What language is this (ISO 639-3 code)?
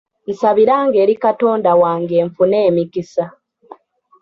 lug